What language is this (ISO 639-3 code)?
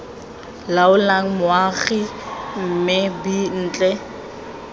tsn